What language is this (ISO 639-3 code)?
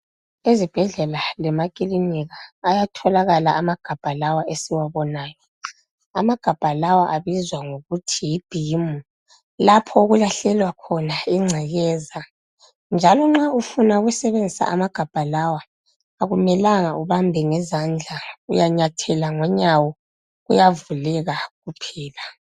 nde